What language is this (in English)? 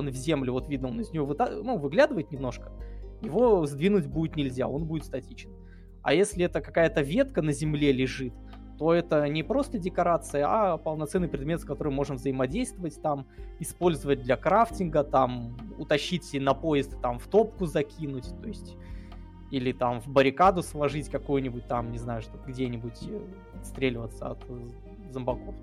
Russian